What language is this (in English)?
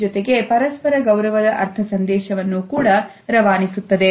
Kannada